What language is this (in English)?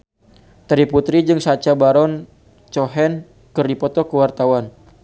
Sundanese